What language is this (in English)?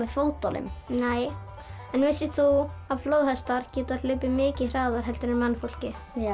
Icelandic